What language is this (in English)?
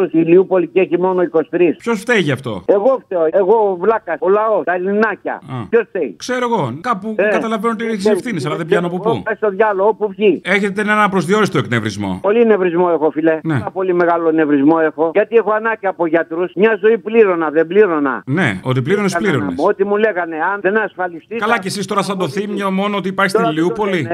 Greek